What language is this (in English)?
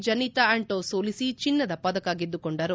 Kannada